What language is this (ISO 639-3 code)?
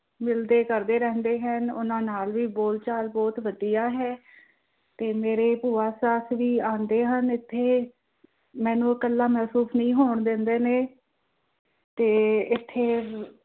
pan